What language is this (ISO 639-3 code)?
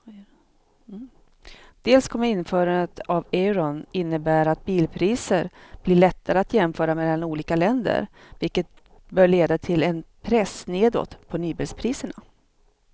swe